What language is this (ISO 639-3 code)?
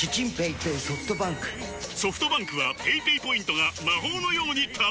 jpn